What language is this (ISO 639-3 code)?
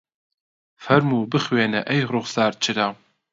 ckb